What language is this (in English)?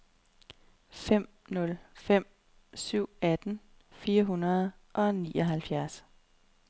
Danish